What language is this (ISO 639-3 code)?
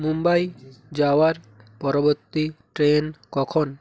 ben